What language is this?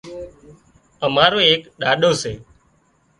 Wadiyara Koli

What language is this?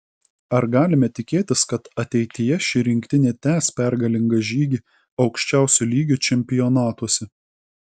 Lithuanian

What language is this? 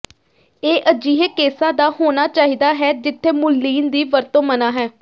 Punjabi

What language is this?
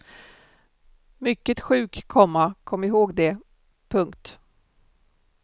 Swedish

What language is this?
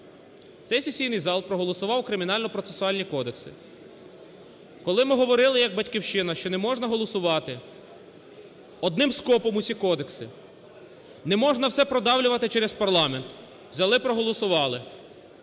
Ukrainian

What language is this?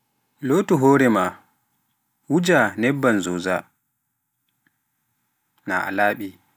Pular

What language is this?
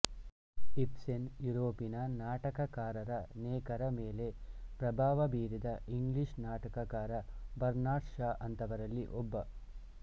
Kannada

